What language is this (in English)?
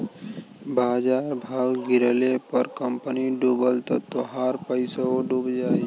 Bhojpuri